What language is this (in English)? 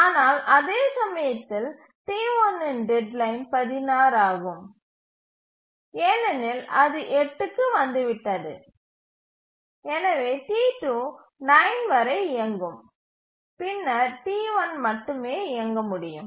Tamil